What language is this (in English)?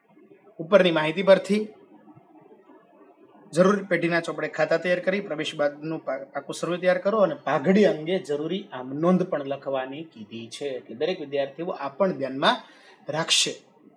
Hindi